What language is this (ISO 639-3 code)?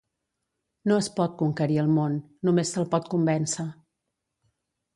cat